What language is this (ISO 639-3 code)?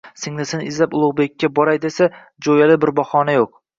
uzb